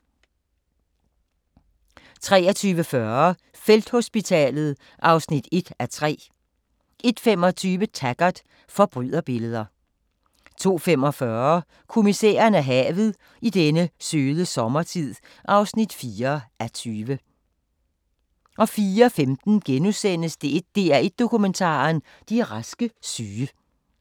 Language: Danish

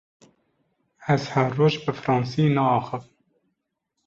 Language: Kurdish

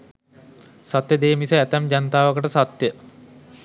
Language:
Sinhala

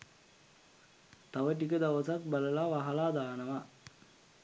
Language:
Sinhala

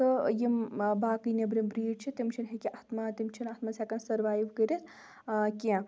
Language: Kashmiri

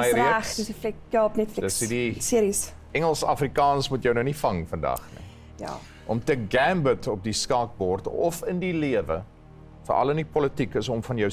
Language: Dutch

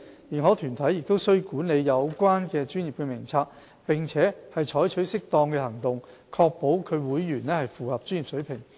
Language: Cantonese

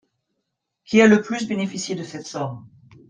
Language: French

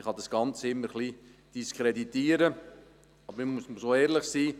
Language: Swiss German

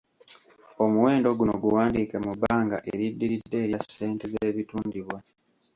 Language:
Ganda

